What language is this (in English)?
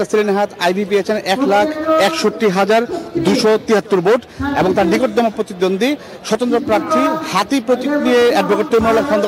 Romanian